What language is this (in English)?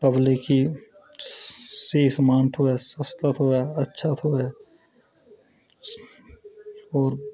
Dogri